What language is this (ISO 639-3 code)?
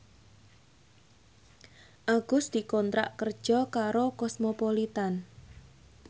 jav